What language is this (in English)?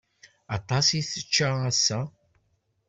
Kabyle